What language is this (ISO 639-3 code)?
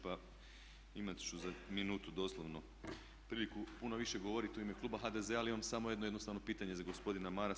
hrv